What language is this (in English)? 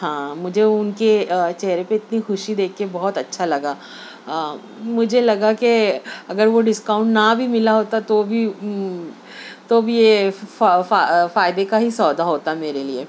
Urdu